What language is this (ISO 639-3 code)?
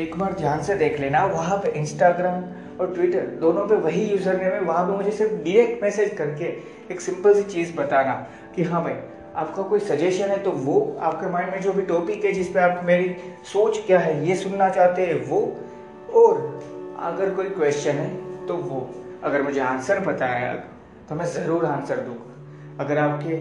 hin